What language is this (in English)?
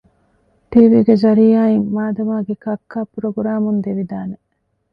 Divehi